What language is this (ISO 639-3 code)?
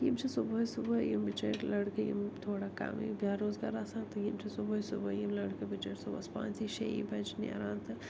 kas